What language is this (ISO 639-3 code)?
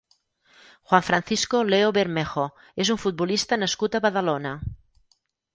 cat